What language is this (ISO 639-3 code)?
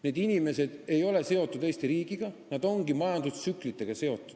est